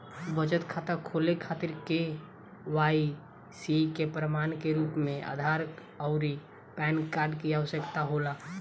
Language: Bhojpuri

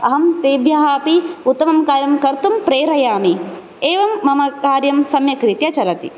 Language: Sanskrit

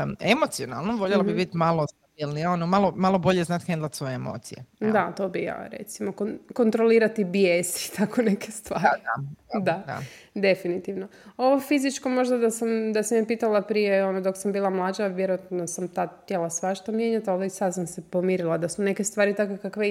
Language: Croatian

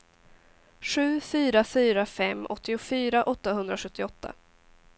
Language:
Swedish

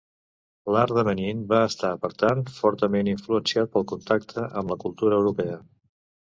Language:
Catalan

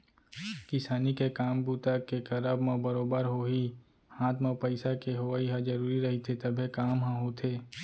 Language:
Chhattisgarhi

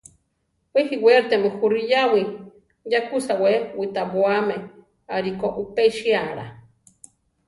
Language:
Central Tarahumara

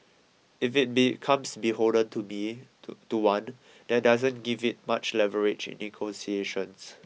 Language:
English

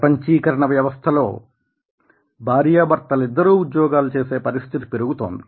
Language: Telugu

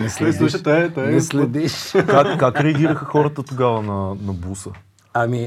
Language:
Bulgarian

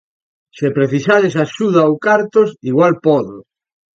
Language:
Galician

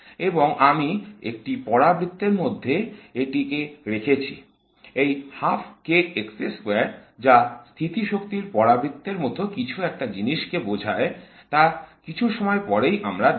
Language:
Bangla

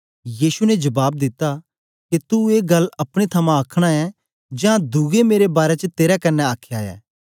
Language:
Dogri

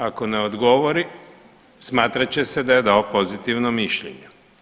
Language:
Croatian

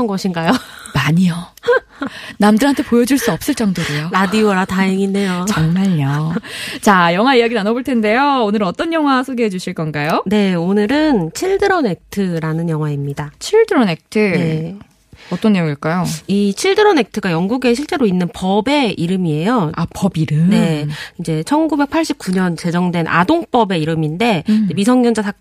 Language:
Korean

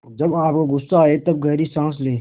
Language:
Hindi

